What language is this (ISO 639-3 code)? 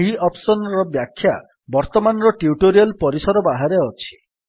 ori